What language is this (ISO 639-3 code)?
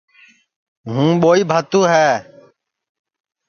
ssi